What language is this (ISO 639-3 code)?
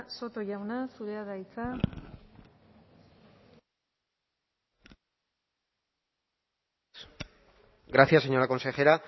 eus